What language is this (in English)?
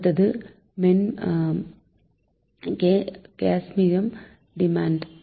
Tamil